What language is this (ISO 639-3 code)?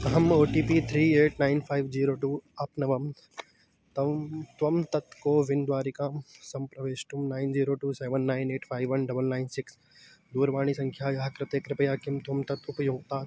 san